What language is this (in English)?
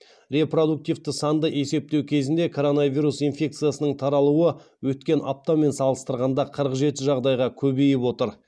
Kazakh